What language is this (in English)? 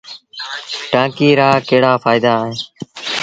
Sindhi Bhil